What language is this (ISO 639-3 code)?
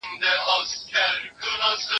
pus